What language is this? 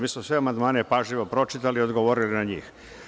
Serbian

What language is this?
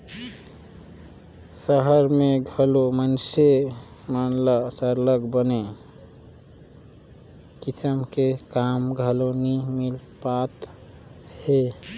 Chhattisgarhi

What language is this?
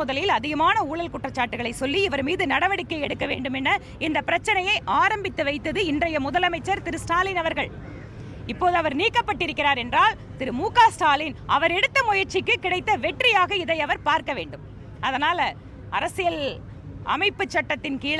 Tamil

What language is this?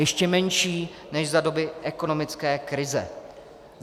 Czech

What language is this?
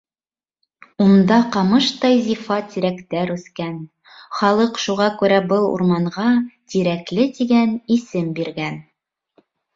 Bashkir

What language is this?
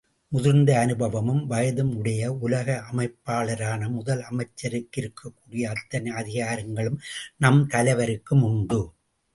Tamil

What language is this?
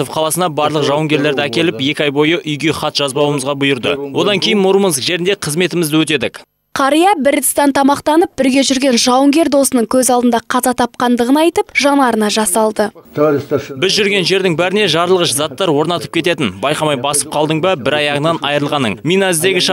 Russian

